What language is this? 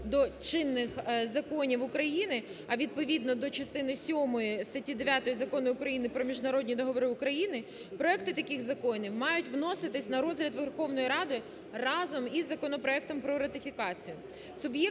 Ukrainian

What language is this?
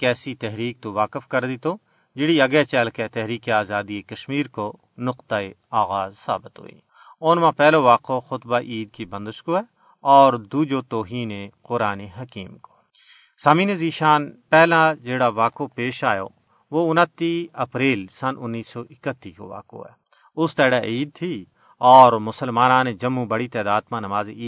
Urdu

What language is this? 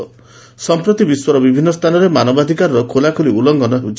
Odia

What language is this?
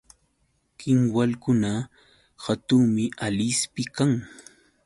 Yauyos Quechua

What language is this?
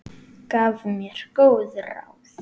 Icelandic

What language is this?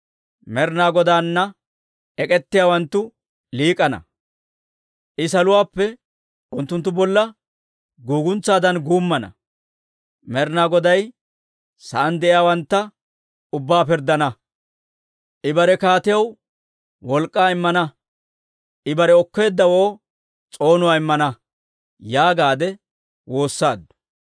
Dawro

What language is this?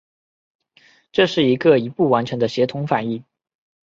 Chinese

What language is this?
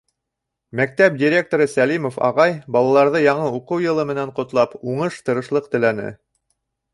Bashkir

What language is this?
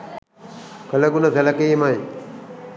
Sinhala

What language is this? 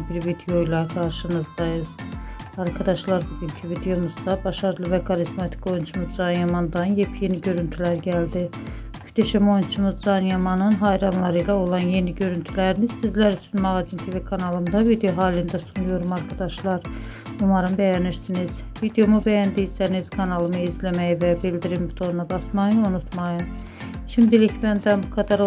Turkish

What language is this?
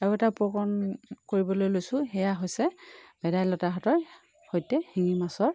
Assamese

